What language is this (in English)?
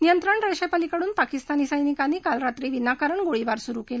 Marathi